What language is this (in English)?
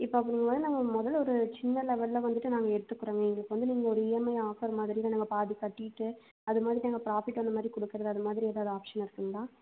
Tamil